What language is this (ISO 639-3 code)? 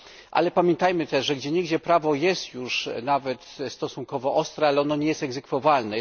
pol